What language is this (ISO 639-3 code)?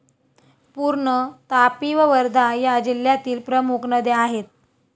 mar